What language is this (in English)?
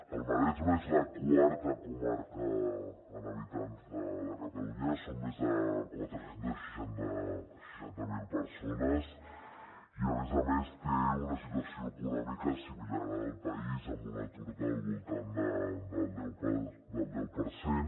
Catalan